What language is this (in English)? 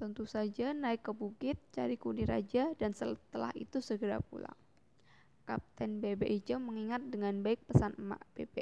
Indonesian